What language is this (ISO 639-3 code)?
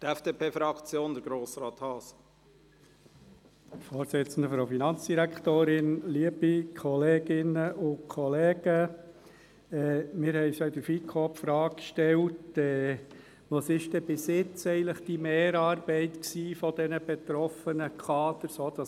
gsw